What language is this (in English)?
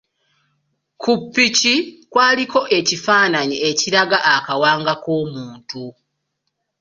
Ganda